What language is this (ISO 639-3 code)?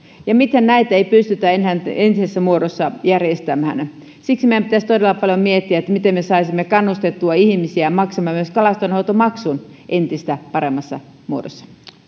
fin